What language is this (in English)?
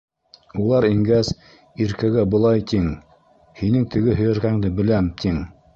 Bashkir